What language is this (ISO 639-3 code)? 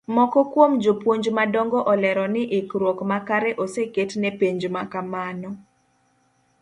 luo